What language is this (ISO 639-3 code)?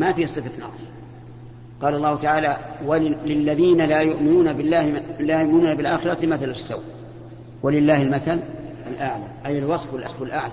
ara